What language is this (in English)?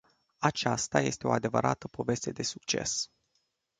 Romanian